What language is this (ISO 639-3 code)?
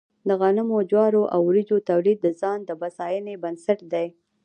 pus